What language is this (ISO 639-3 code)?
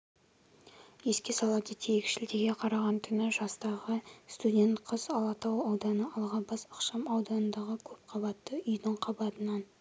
kaz